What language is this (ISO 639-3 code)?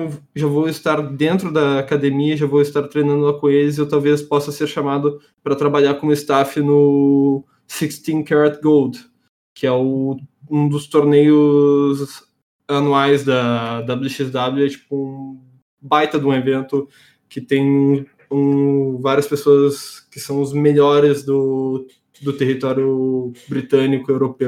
por